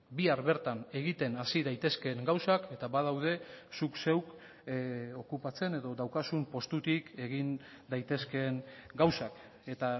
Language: Basque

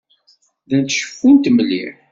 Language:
Kabyle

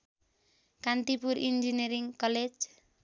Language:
Nepali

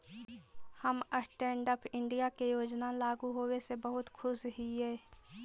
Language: Magahi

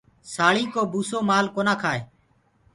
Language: Gurgula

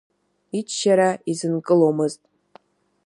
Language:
Abkhazian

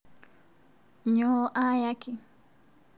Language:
Masai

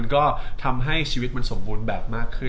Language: Thai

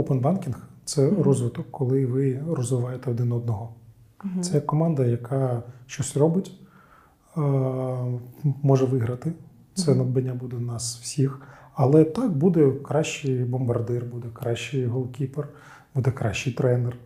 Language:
Ukrainian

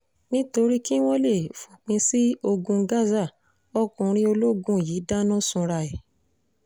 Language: Yoruba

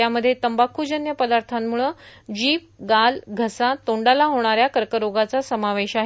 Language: Marathi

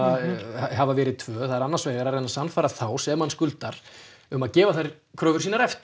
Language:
Icelandic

